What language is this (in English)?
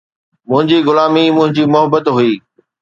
Sindhi